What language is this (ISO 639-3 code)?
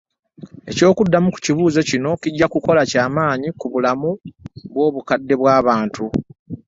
lug